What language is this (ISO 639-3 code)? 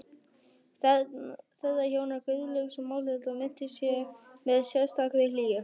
isl